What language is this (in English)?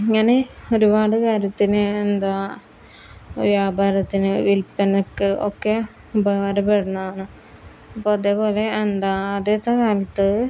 Malayalam